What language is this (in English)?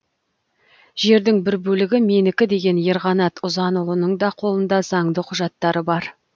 Kazakh